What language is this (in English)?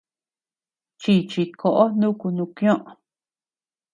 Tepeuxila Cuicatec